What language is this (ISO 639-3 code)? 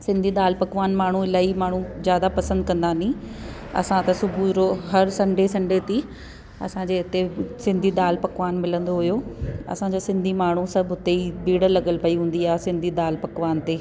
snd